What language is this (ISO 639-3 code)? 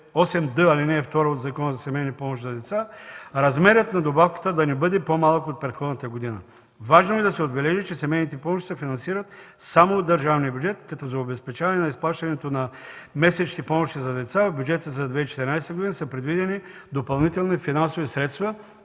bul